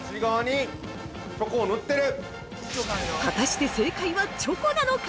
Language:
Japanese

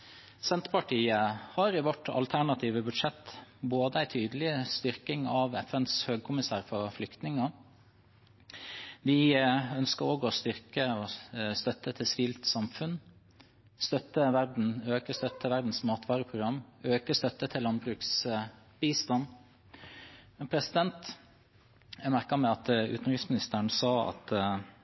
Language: Norwegian Bokmål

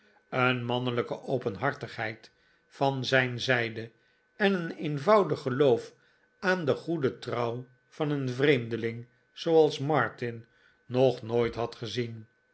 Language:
Dutch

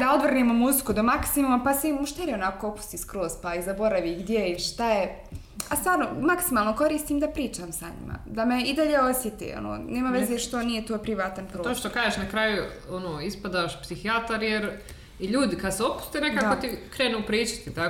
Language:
Croatian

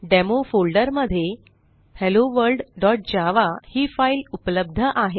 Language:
Marathi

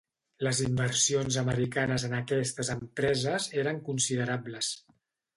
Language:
Catalan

